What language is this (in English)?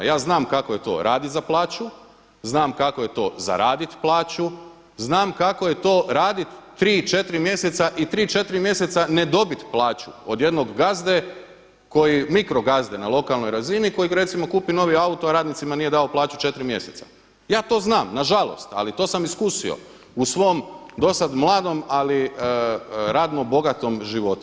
Croatian